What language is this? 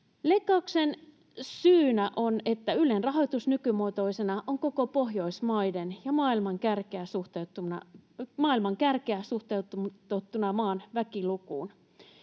Finnish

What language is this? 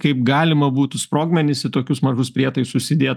Lithuanian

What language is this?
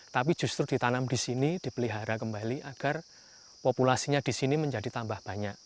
Indonesian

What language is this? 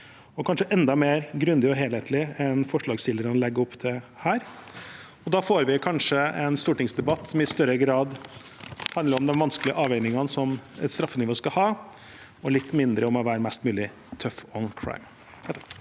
Norwegian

